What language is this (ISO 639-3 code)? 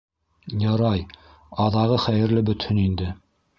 bak